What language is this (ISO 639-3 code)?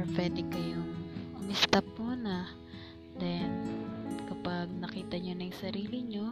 fil